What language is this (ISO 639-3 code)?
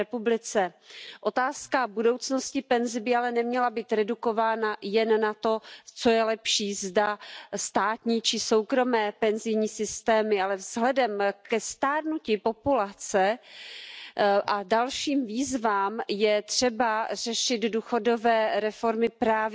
pol